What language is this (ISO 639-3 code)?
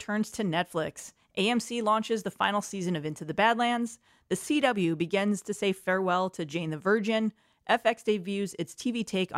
eng